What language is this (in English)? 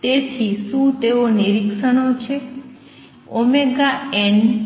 Gujarati